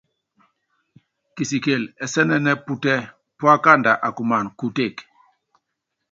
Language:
Yangben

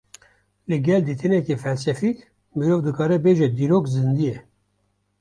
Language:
Kurdish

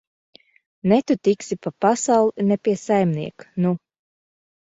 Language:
Latvian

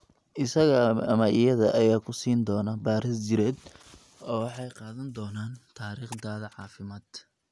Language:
Somali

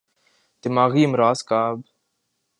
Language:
Urdu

